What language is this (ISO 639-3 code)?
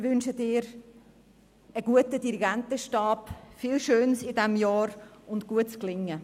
gsw